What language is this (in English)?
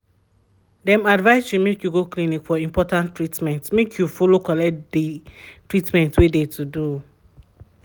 Nigerian Pidgin